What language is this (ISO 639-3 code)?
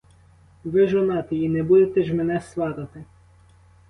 ukr